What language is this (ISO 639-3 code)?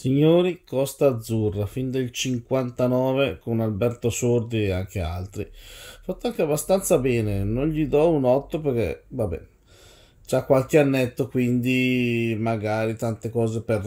ita